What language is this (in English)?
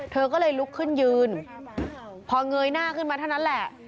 Thai